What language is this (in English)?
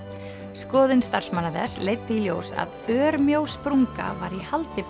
Icelandic